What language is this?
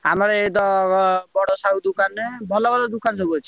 Odia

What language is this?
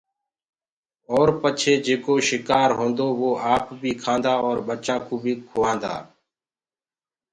Gurgula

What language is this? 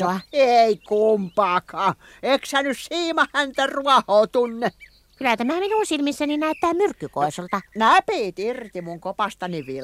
Finnish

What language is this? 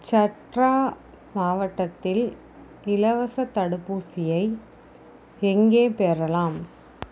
Tamil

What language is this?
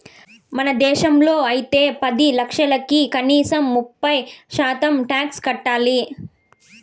Telugu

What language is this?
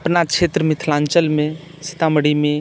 Maithili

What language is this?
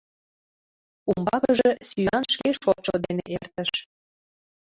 Mari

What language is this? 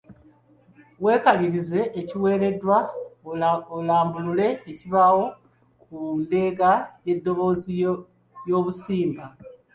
Ganda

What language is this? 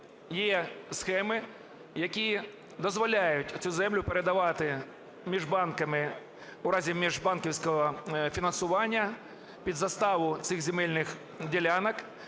Ukrainian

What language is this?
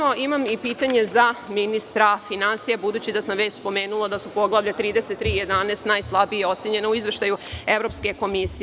Serbian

